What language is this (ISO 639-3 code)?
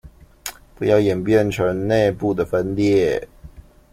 zho